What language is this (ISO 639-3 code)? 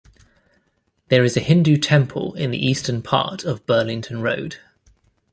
eng